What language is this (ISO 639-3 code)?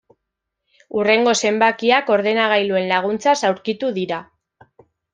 eus